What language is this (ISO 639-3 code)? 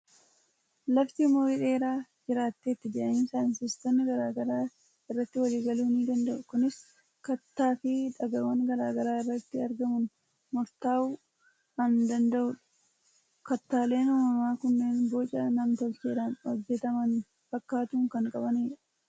orm